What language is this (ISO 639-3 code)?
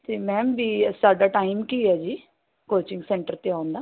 pan